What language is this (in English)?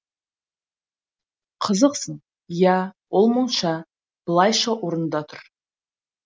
Kazakh